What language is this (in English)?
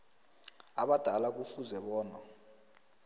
South Ndebele